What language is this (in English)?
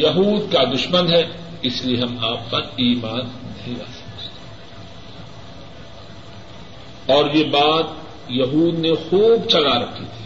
Urdu